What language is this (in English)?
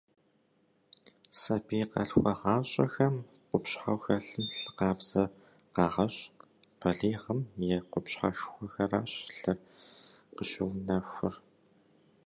Kabardian